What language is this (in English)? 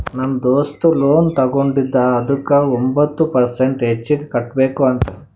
Kannada